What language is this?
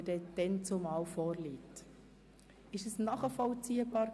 Swiss German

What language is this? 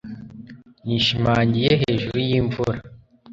Kinyarwanda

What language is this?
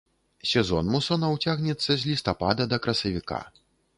Belarusian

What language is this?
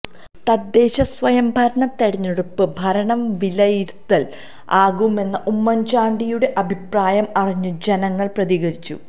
Malayalam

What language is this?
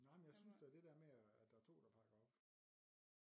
Danish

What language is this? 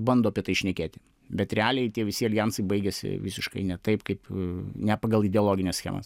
Lithuanian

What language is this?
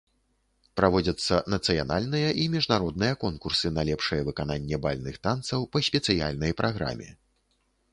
Belarusian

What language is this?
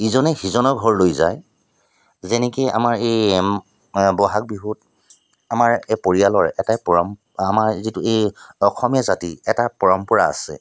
Assamese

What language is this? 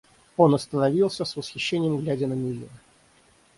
Russian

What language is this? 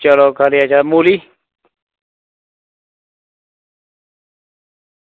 Dogri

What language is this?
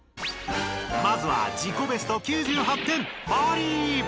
Japanese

